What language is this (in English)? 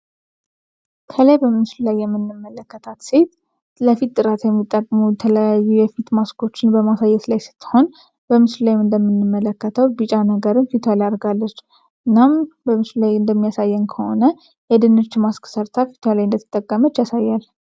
Amharic